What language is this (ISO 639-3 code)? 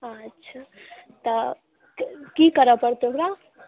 mai